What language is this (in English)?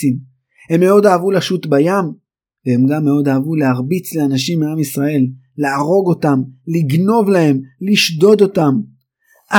Hebrew